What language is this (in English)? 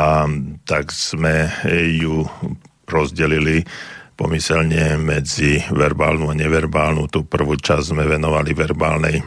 Slovak